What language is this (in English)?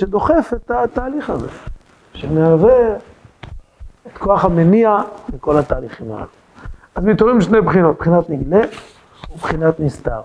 Hebrew